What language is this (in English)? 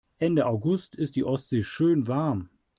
German